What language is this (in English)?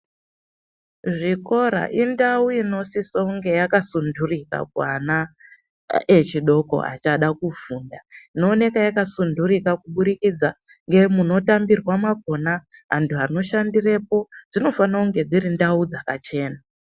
Ndau